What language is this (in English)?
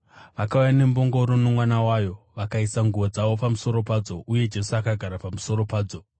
Shona